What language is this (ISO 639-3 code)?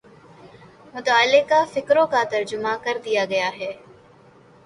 urd